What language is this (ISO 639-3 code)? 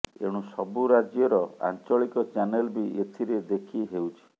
ori